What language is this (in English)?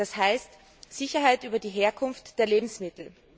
German